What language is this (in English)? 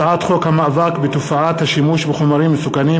Hebrew